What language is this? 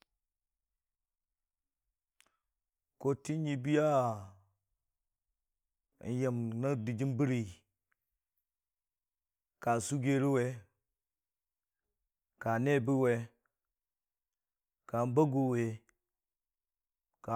Dijim-Bwilim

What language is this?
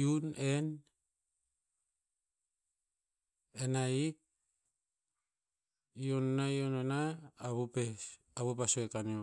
Tinputz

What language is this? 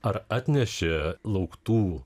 Lithuanian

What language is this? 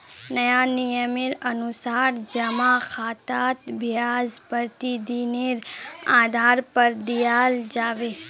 Magahi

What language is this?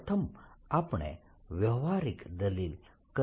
Gujarati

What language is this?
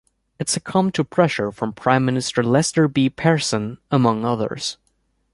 English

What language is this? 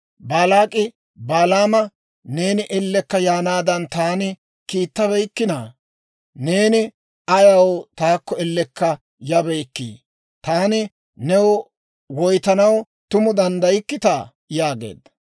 Dawro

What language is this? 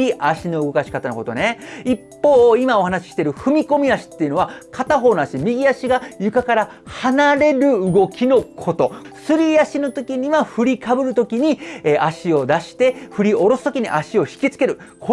Japanese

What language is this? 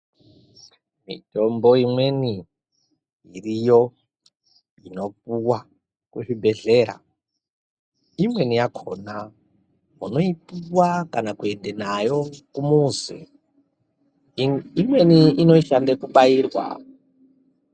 Ndau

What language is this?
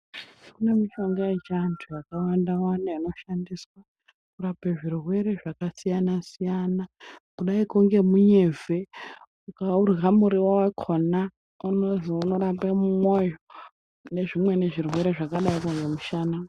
Ndau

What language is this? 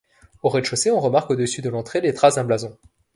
French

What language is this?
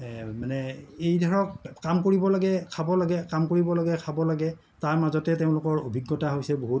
Assamese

